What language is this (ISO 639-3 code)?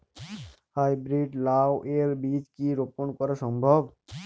ben